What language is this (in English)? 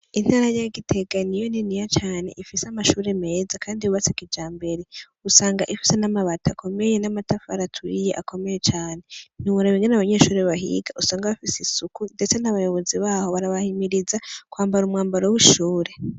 Rundi